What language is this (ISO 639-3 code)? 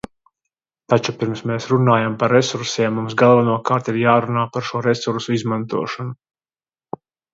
lav